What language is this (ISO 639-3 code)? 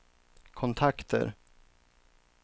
swe